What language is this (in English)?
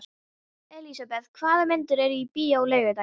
Icelandic